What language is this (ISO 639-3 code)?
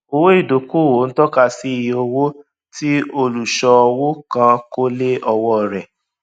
yor